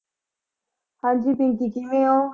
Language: Punjabi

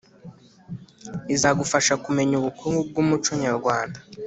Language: Kinyarwanda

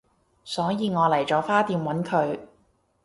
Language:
Cantonese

